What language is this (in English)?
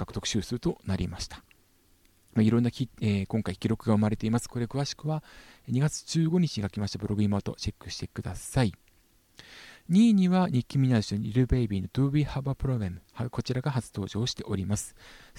Japanese